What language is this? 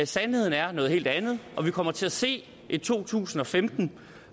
Danish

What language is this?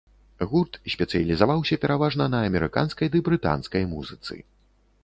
Belarusian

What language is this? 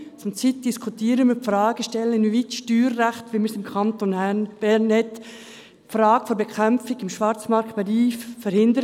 Swiss German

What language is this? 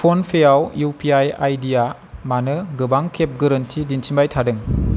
Bodo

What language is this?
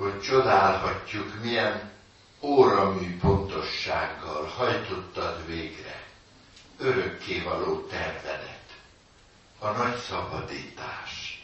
Hungarian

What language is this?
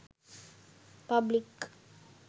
Sinhala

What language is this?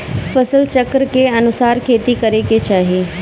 Bhojpuri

